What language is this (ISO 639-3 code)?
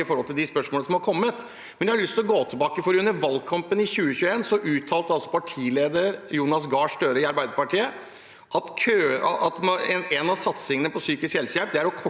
nor